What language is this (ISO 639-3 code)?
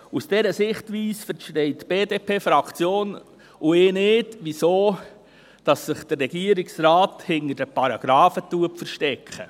gsw